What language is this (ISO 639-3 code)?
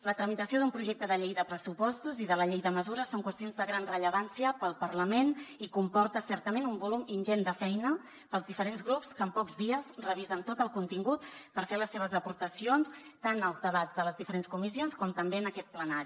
cat